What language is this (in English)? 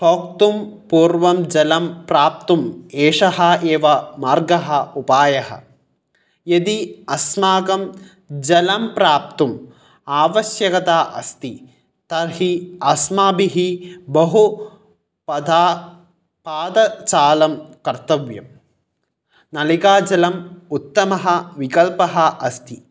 Sanskrit